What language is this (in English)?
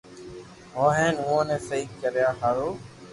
Loarki